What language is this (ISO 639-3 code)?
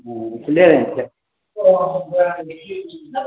mai